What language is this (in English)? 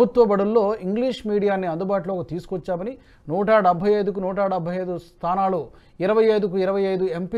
Telugu